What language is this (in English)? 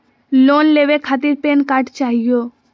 Magahi